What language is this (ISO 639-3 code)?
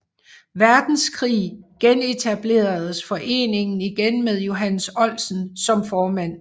dan